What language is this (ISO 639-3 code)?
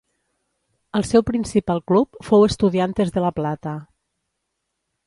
cat